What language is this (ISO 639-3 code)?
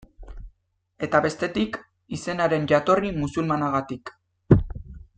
eus